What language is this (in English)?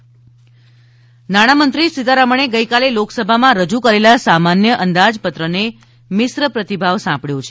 Gujarati